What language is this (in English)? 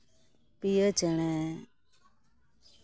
Santali